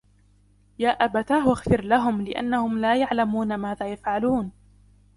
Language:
Arabic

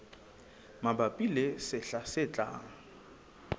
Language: Southern Sotho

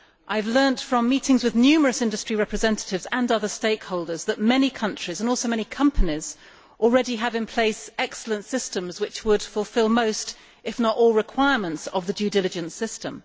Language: English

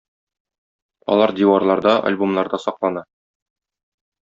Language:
Tatar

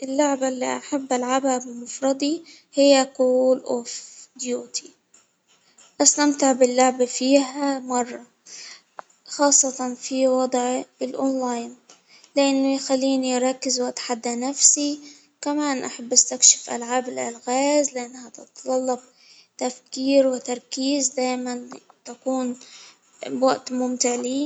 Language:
Hijazi Arabic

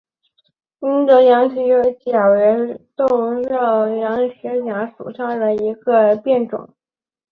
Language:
Chinese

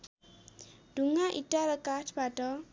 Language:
Nepali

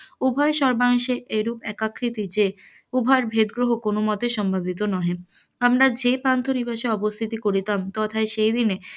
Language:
Bangla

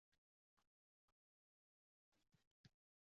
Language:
Uzbek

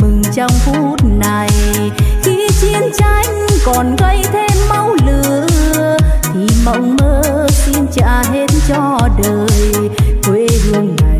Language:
Vietnamese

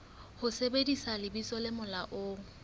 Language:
Southern Sotho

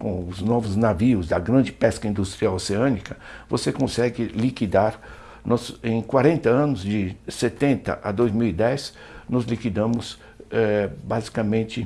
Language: Portuguese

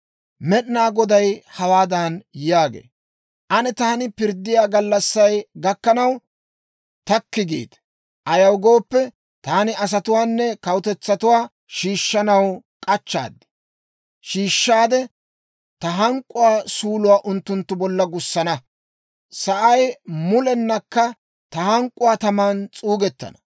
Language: Dawro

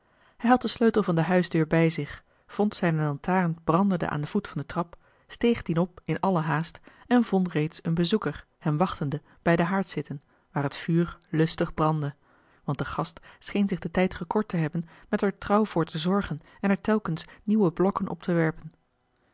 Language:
Dutch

